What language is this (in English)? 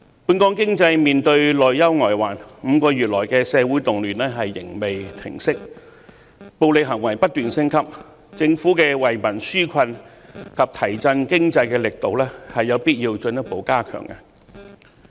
Cantonese